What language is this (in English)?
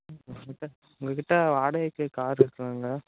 Tamil